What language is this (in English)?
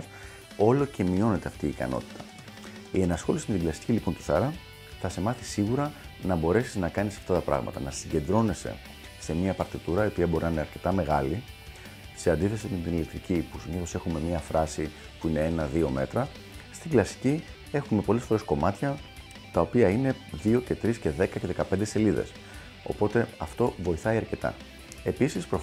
Greek